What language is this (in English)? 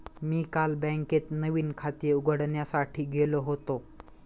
Marathi